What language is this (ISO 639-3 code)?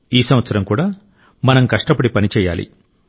tel